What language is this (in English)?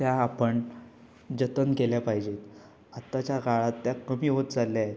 Marathi